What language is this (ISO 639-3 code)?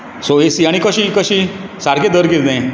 kok